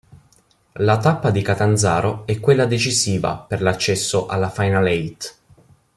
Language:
Italian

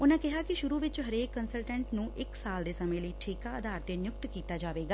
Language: Punjabi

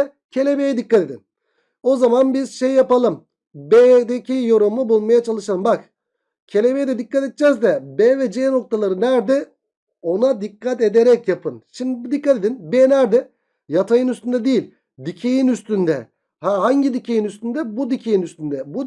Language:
Turkish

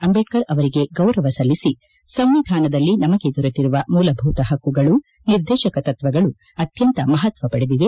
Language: Kannada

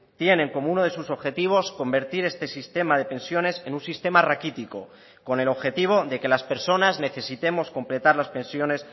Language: Spanish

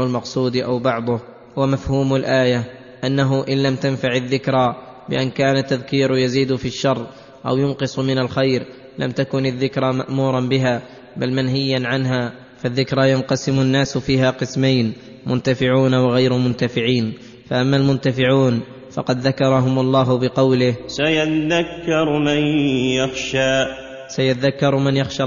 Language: Arabic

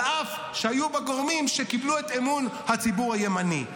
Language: Hebrew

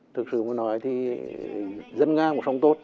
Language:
Vietnamese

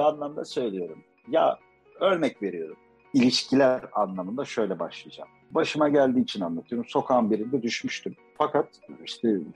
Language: Turkish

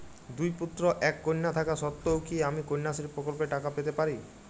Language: Bangla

